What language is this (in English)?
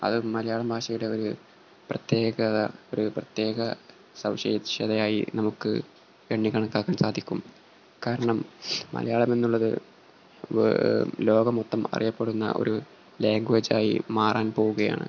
Malayalam